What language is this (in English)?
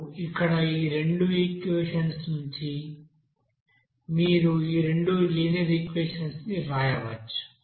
Telugu